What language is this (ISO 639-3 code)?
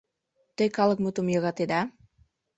chm